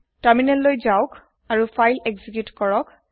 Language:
Assamese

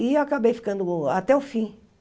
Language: Portuguese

